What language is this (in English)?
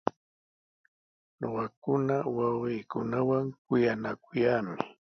Sihuas Ancash Quechua